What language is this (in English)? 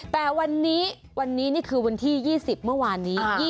Thai